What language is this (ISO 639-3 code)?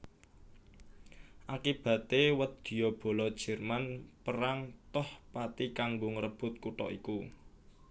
jav